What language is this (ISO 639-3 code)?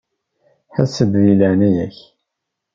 kab